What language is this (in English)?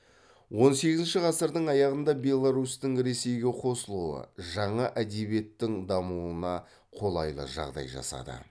Kazakh